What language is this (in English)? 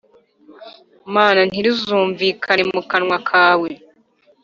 Kinyarwanda